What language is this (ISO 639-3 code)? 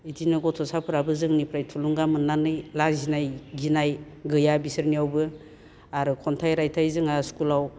brx